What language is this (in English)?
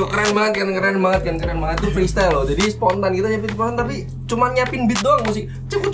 Indonesian